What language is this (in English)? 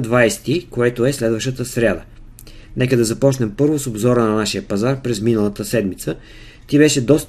Bulgarian